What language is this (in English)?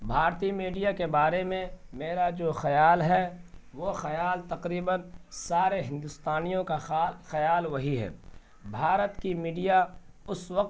Urdu